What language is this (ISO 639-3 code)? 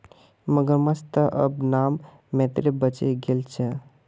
mag